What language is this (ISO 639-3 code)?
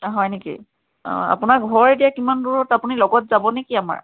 asm